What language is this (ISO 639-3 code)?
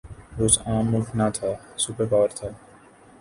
urd